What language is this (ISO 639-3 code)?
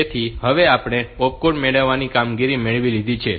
guj